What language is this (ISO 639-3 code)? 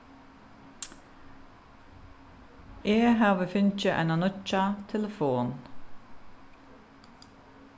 fao